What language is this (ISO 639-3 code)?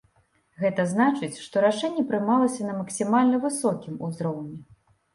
bel